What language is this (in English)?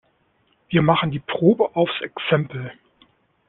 German